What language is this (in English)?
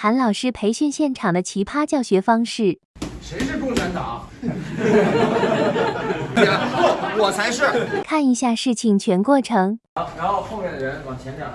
Chinese